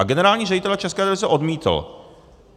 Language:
Czech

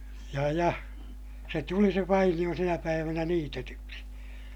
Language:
Finnish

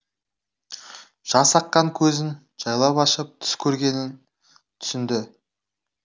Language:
Kazakh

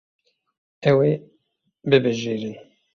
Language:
Kurdish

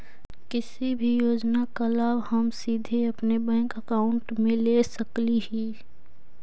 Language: Magahi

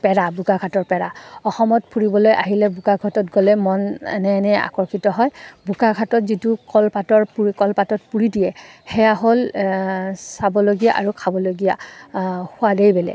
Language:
Assamese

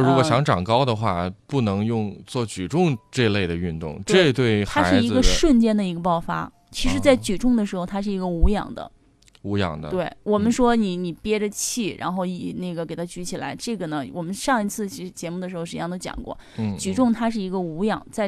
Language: Chinese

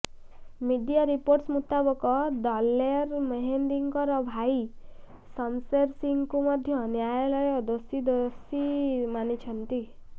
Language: Odia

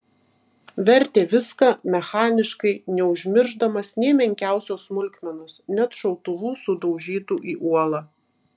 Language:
Lithuanian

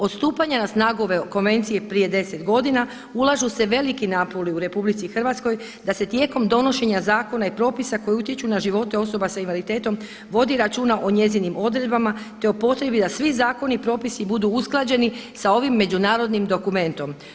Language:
Croatian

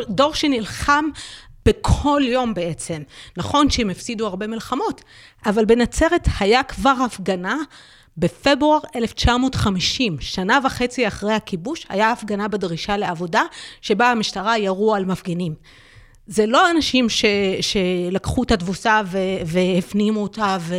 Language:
Hebrew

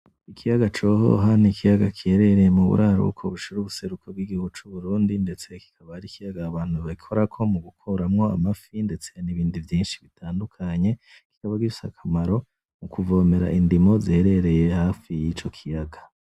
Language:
Rundi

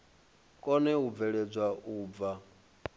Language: Venda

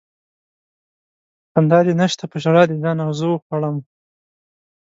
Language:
Pashto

